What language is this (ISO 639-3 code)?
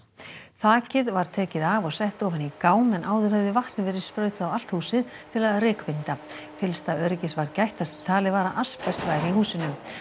isl